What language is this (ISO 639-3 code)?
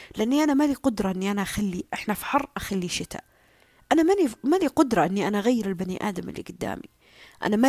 ara